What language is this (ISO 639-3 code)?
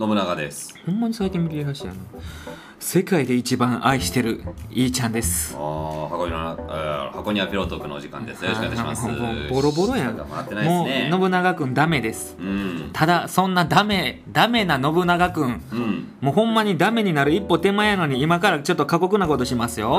jpn